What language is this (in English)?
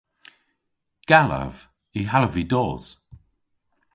Cornish